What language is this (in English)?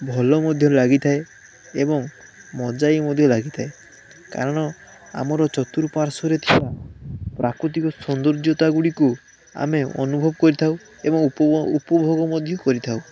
Odia